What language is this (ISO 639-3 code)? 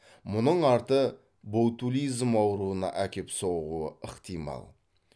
kaz